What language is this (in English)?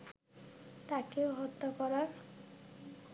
Bangla